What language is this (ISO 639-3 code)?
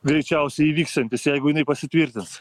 lit